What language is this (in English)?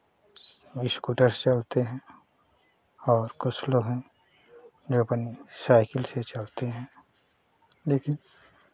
Hindi